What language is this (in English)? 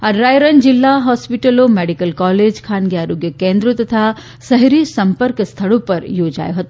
Gujarati